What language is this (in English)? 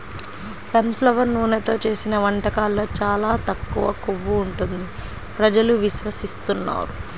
Telugu